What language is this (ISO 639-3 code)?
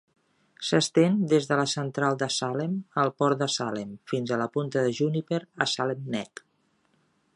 cat